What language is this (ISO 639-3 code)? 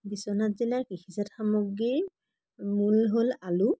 asm